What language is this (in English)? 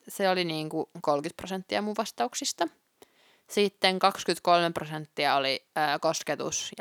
Finnish